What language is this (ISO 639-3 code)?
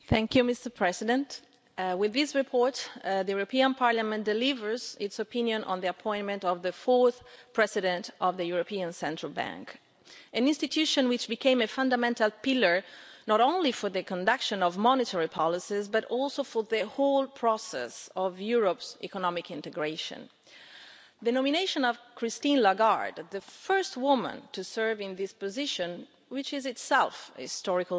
eng